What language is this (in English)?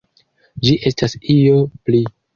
Esperanto